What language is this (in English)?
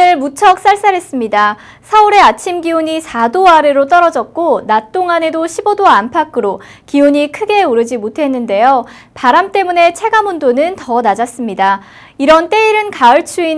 Korean